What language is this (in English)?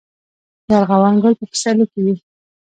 Pashto